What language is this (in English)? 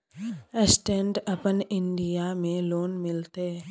Maithili